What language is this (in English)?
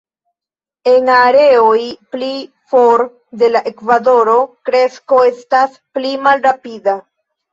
Esperanto